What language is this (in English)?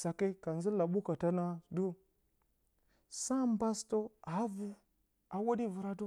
Bacama